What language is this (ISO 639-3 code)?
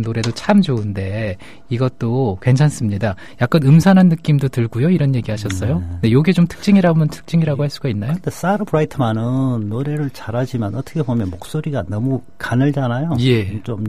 kor